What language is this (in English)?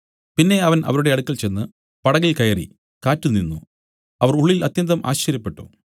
Malayalam